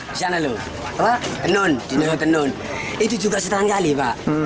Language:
Indonesian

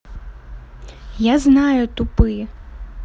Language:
Russian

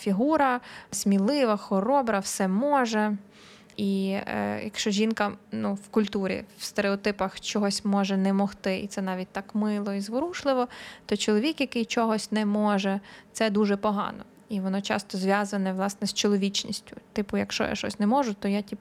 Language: Ukrainian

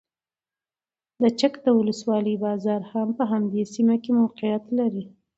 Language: Pashto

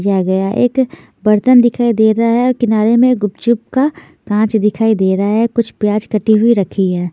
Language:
Hindi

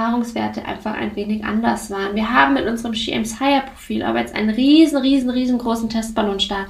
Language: German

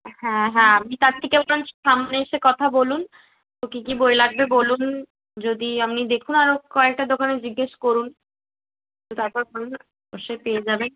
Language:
Bangla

